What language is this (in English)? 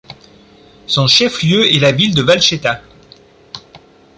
French